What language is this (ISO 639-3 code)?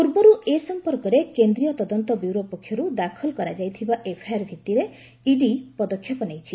ori